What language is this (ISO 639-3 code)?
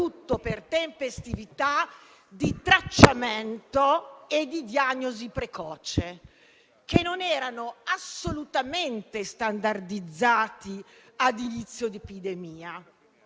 ita